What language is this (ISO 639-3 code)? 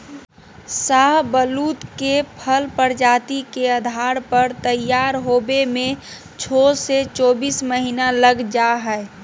mag